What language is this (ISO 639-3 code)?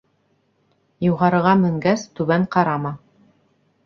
bak